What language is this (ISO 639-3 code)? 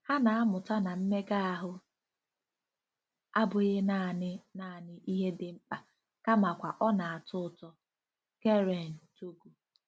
ibo